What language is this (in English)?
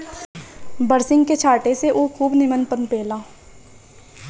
Bhojpuri